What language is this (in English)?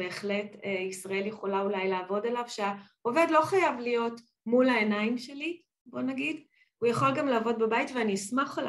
Hebrew